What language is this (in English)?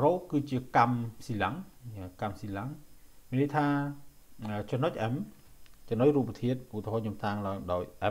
Thai